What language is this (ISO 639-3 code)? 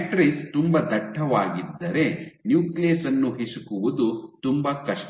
kan